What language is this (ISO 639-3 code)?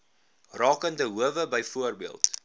afr